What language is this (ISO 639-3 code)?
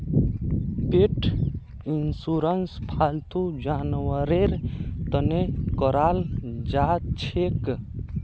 mag